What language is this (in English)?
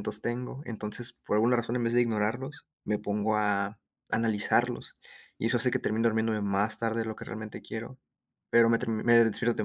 Spanish